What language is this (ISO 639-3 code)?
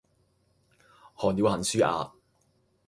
yue